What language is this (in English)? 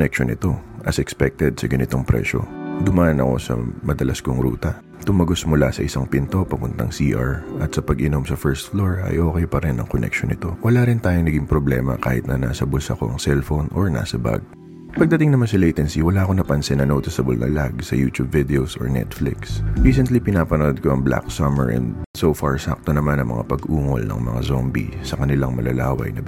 Filipino